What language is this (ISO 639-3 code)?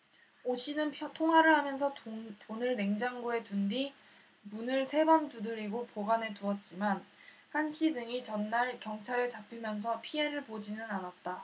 kor